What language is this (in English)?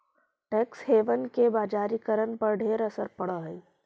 Magahi